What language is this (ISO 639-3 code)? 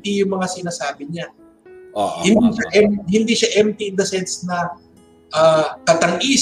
fil